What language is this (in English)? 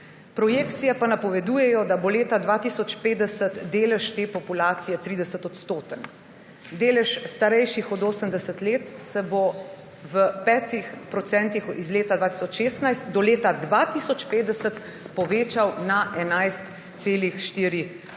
Slovenian